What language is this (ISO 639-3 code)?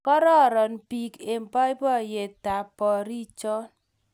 kln